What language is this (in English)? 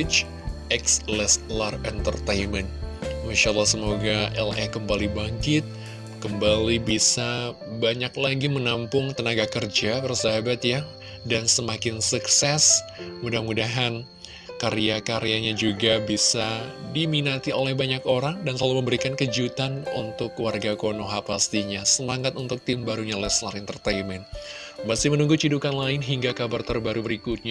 Indonesian